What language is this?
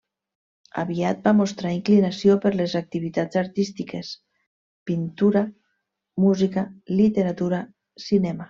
Catalan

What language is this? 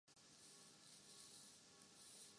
Urdu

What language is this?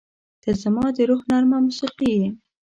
Pashto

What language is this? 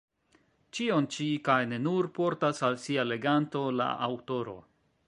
Esperanto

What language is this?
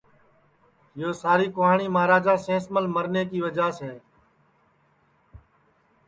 Sansi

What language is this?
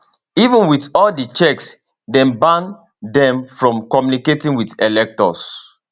Nigerian Pidgin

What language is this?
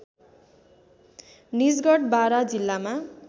Nepali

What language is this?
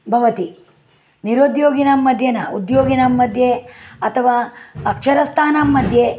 Sanskrit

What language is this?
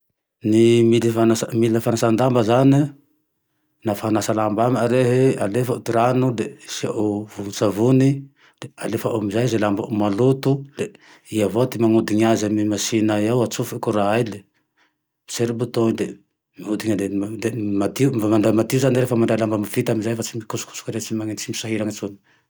Tandroy-Mahafaly Malagasy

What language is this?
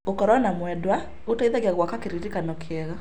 Kikuyu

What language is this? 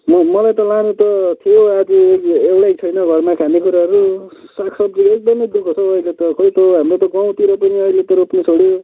Nepali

